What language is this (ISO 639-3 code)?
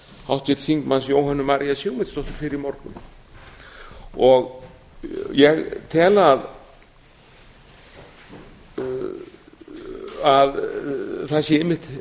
isl